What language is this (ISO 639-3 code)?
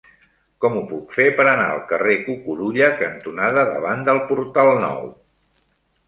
cat